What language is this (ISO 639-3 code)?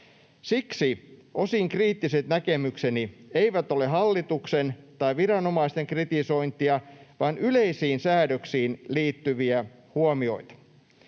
fin